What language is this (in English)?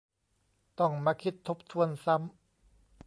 Thai